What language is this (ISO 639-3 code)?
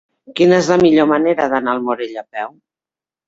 cat